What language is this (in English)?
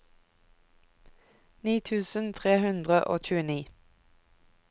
Norwegian